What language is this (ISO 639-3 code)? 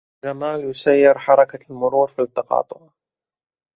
ara